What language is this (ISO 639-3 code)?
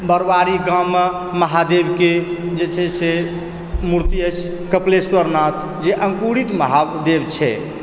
mai